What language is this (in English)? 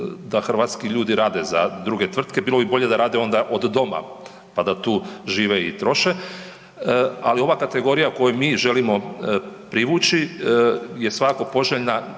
Croatian